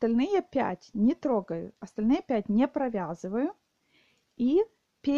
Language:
Russian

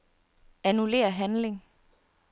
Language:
Danish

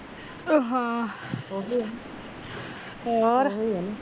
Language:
Punjabi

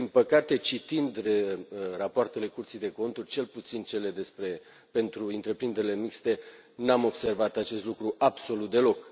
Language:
Romanian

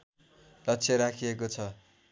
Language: Nepali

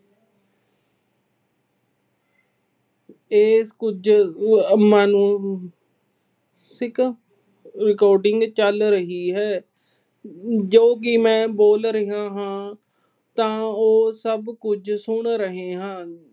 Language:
Punjabi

